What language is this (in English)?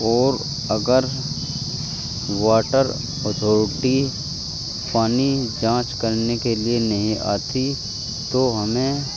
Urdu